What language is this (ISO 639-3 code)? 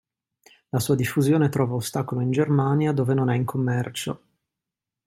ita